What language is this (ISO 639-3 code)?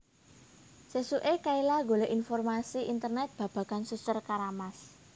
jav